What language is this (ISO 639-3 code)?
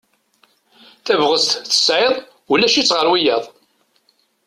kab